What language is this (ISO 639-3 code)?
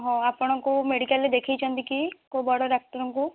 ori